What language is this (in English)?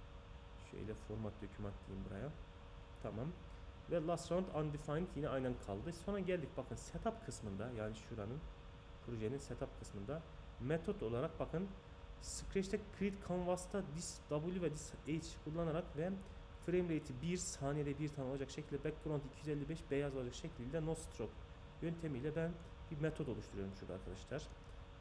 Turkish